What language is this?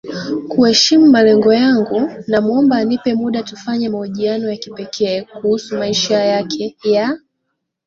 Swahili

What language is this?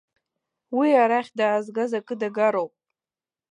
Abkhazian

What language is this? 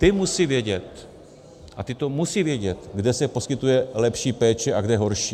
Czech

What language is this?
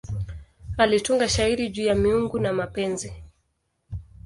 Swahili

